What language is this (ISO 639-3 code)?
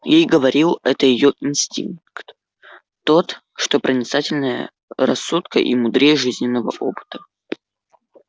rus